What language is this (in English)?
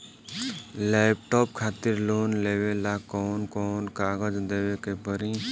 Bhojpuri